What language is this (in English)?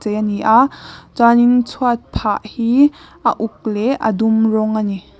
Mizo